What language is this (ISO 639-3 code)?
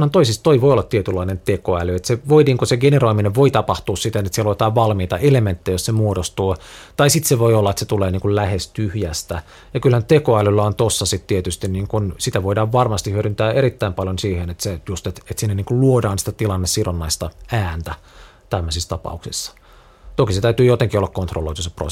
fin